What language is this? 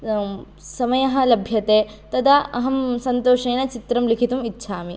Sanskrit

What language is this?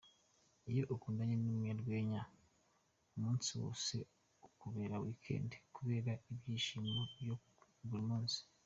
Kinyarwanda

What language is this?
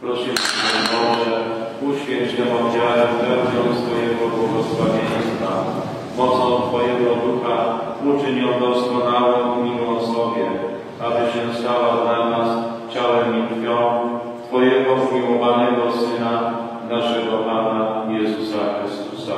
Polish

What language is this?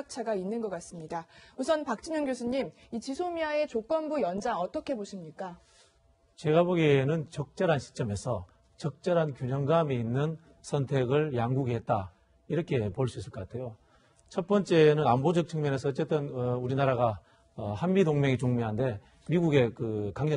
Korean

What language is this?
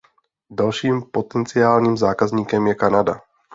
Czech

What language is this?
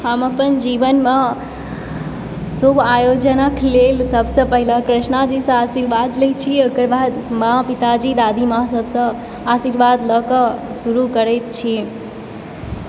Maithili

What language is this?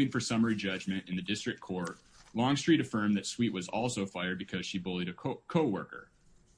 English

